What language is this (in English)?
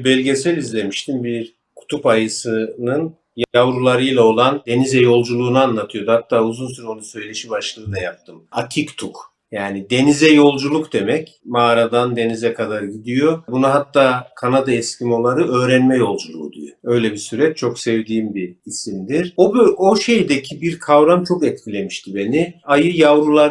Turkish